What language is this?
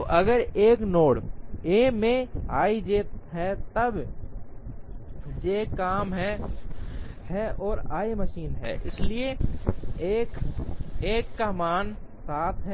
Hindi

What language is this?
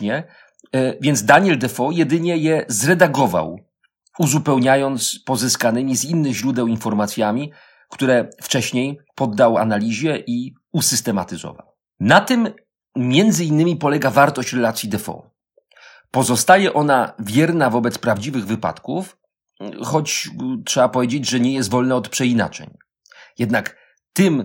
Polish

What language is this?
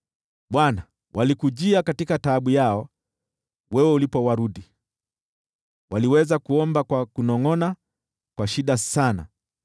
Swahili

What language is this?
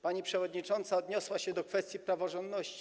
Polish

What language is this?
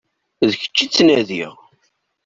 Kabyle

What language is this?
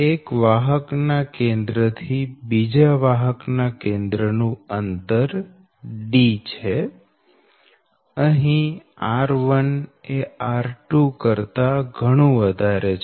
Gujarati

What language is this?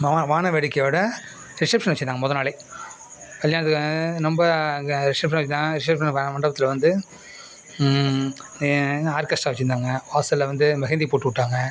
Tamil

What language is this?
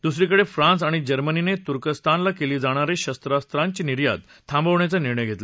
Marathi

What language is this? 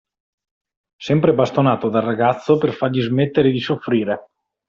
Italian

